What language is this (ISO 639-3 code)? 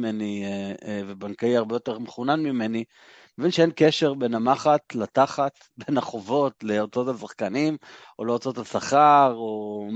heb